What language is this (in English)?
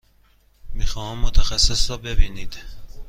Persian